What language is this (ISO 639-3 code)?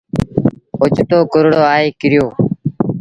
sbn